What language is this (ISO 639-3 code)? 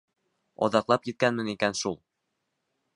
bak